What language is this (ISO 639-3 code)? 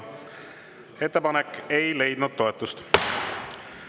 est